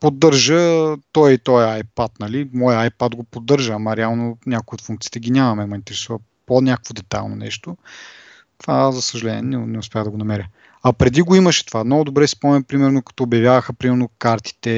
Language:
Bulgarian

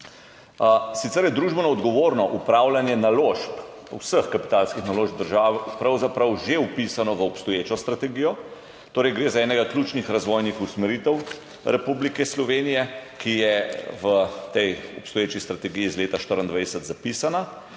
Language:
Slovenian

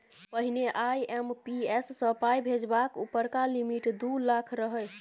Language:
Maithili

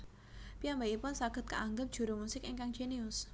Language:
Javanese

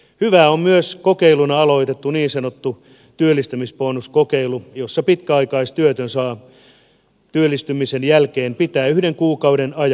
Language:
Finnish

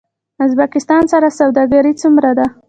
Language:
Pashto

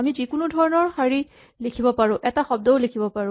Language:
Assamese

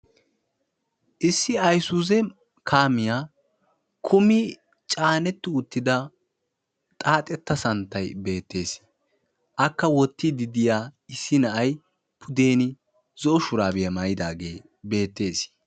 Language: Wolaytta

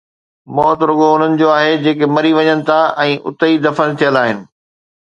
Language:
Sindhi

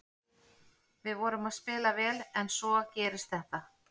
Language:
Icelandic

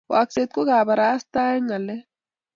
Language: Kalenjin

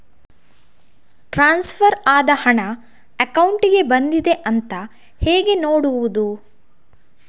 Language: Kannada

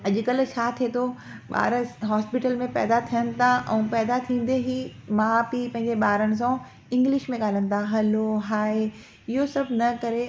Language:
Sindhi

